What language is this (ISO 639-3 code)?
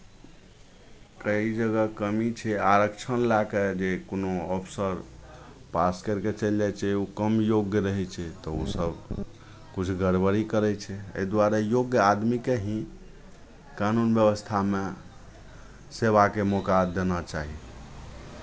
mai